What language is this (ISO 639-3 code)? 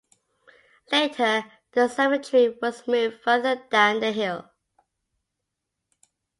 eng